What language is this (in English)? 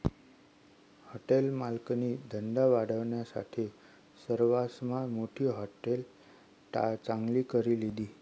Marathi